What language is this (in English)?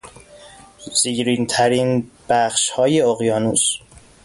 Persian